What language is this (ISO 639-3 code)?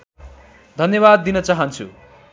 nep